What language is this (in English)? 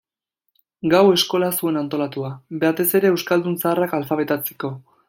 Basque